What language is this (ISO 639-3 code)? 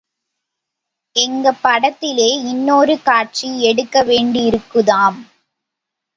tam